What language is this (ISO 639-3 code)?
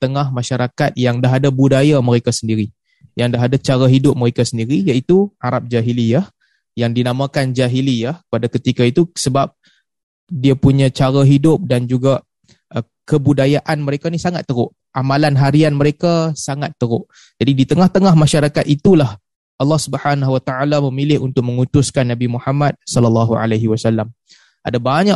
msa